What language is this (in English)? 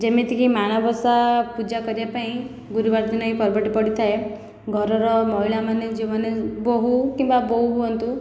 Odia